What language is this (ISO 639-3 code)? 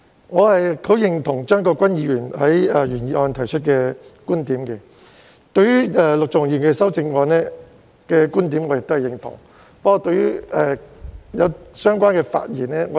yue